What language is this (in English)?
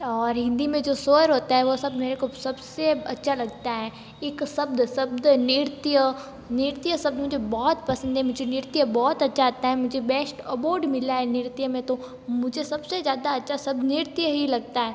Hindi